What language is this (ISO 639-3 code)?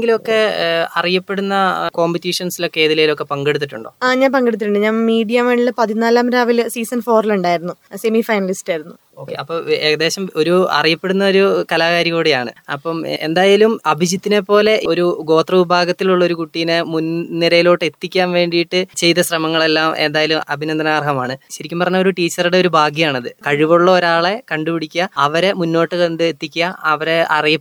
mal